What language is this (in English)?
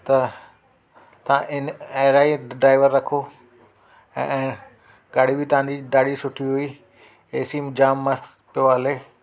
Sindhi